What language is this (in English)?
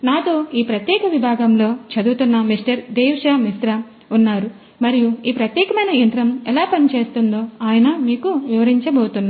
Telugu